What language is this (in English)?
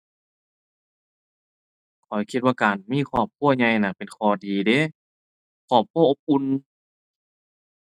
Thai